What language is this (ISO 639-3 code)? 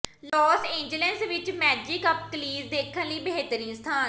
pan